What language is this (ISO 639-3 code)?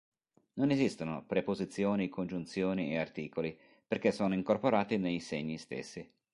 ita